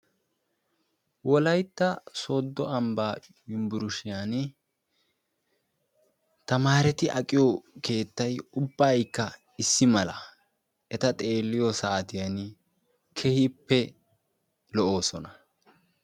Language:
Wolaytta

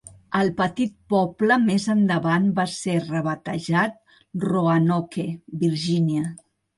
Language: Catalan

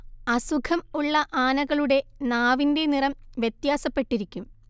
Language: Malayalam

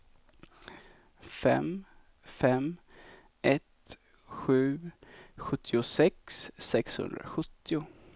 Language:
Swedish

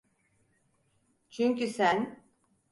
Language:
Turkish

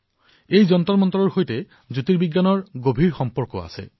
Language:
Assamese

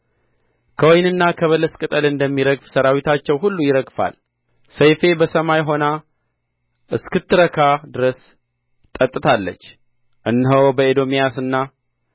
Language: Amharic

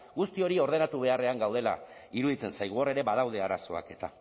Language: Basque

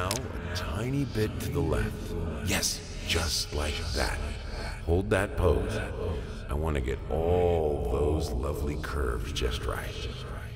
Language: Turkish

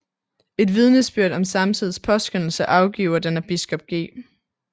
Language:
Danish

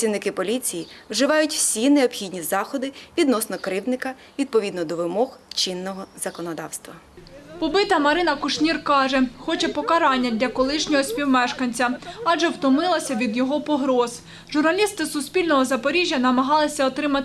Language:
Ukrainian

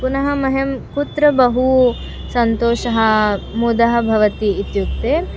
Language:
Sanskrit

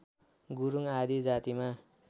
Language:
Nepali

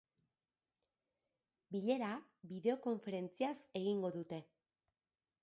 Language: Basque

